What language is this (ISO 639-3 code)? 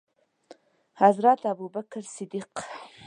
pus